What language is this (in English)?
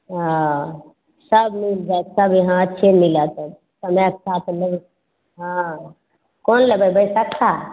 Maithili